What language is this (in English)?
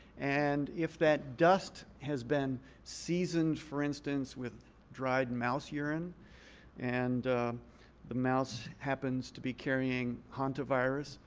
English